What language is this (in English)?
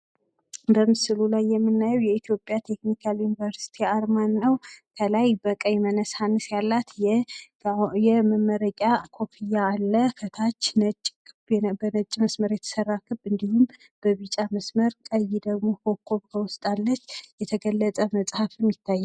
Amharic